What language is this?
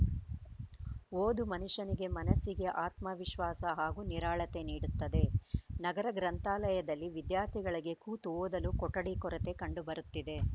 Kannada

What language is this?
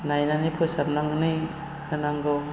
Bodo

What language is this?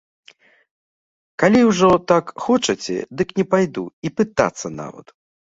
Belarusian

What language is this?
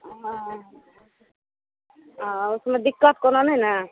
Maithili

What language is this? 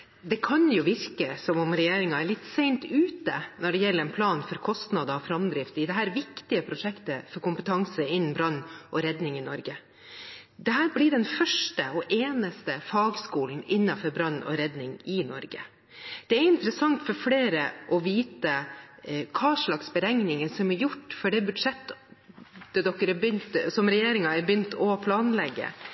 Norwegian Bokmål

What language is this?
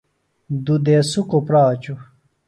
Phalura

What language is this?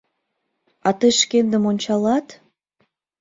Mari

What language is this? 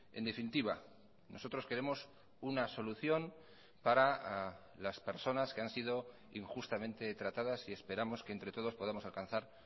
Spanish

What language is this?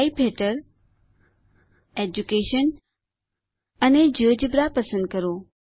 Gujarati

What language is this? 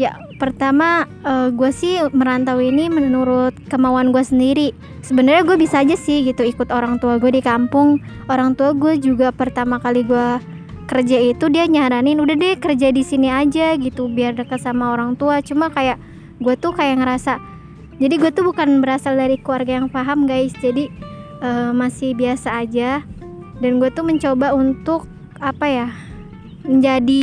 Indonesian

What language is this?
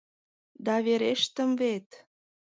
Mari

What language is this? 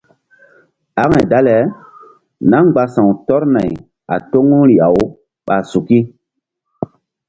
Mbum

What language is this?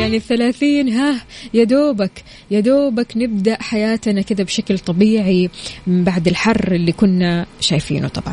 Arabic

